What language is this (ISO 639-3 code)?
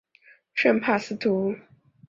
zho